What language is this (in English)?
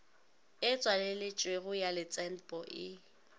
Northern Sotho